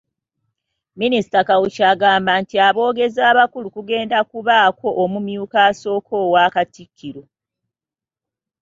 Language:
Ganda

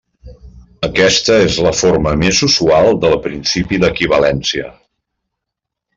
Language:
Catalan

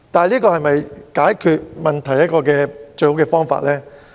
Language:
Cantonese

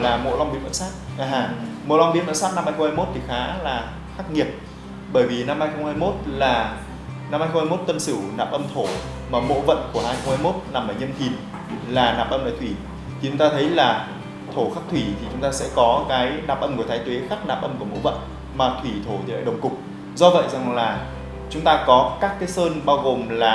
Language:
Vietnamese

